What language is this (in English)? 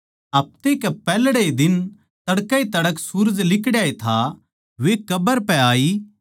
Haryanvi